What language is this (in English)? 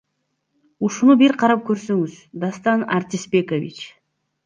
Kyrgyz